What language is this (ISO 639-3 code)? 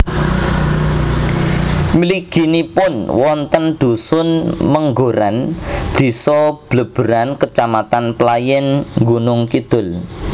jav